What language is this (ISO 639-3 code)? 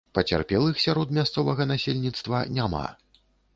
bel